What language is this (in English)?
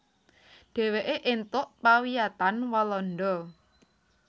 Javanese